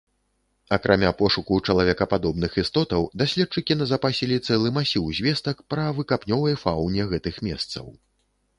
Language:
Belarusian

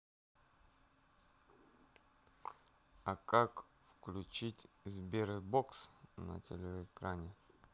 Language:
Russian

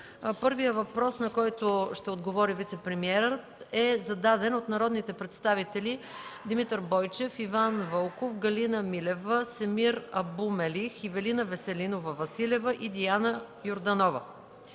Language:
Bulgarian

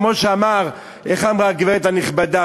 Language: Hebrew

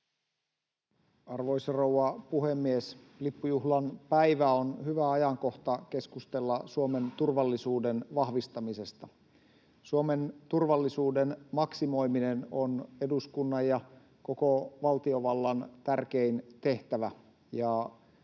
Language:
Finnish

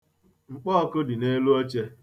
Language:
Igbo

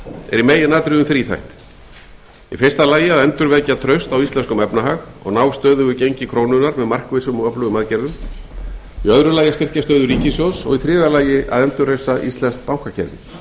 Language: Icelandic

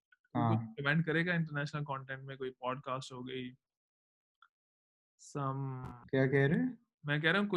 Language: Urdu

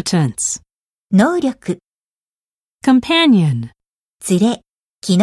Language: Japanese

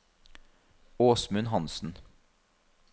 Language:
Norwegian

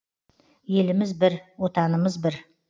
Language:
Kazakh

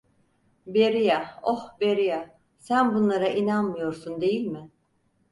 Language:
Turkish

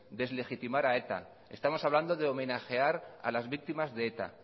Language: Spanish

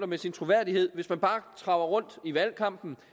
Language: Danish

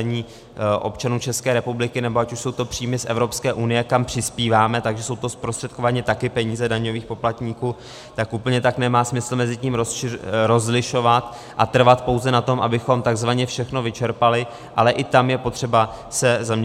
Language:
Czech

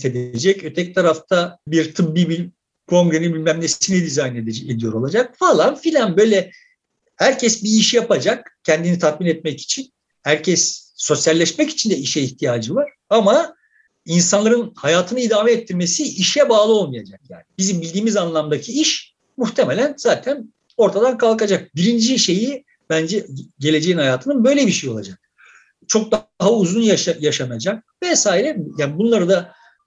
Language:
Turkish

